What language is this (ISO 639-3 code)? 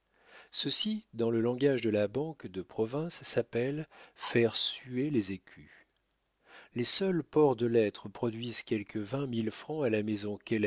fra